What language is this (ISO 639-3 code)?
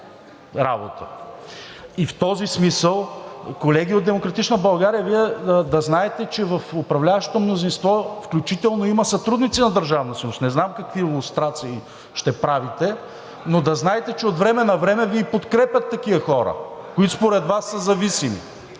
bul